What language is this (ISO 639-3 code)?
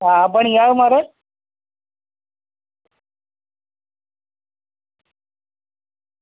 doi